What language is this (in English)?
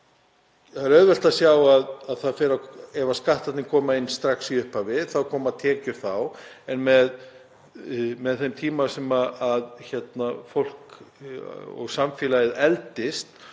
Icelandic